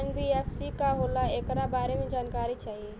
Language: Bhojpuri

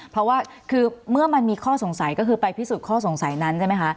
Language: Thai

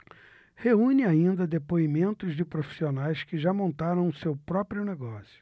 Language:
Portuguese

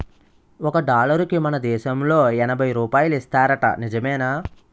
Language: Telugu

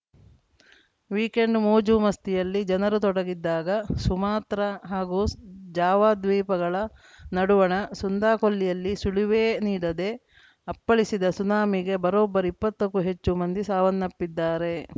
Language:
Kannada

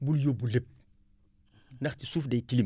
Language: Wolof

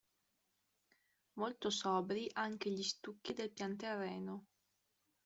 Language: Italian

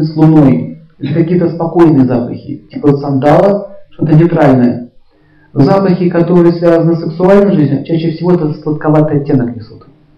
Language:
Russian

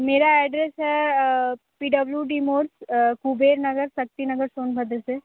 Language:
Hindi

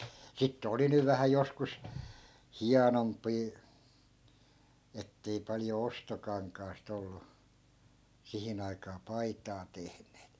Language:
Finnish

